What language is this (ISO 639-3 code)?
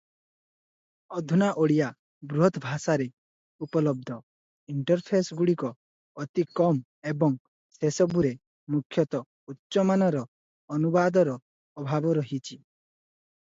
ori